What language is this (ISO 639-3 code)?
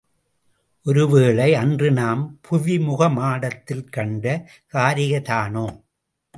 tam